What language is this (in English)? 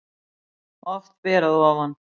Icelandic